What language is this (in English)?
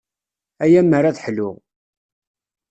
Kabyle